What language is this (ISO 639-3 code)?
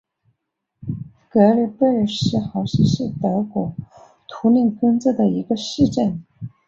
zho